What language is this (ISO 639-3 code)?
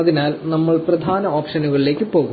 mal